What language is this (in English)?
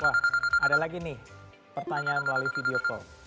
Indonesian